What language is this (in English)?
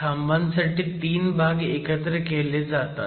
Marathi